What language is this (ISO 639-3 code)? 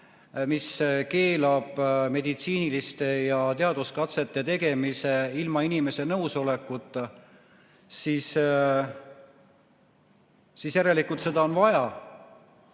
est